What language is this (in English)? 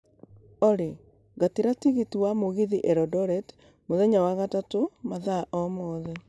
Kikuyu